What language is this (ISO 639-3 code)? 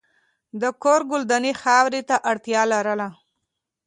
pus